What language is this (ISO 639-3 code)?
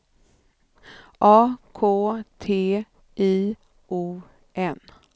swe